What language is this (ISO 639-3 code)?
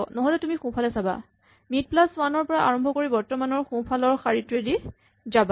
asm